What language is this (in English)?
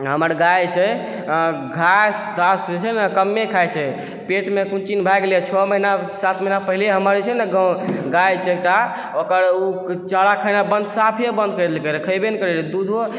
Maithili